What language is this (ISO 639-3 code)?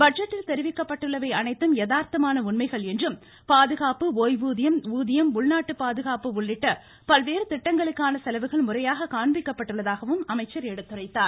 tam